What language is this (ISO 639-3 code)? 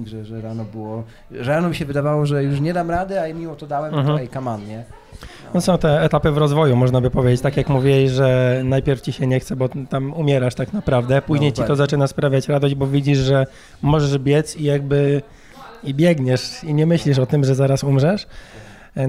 pol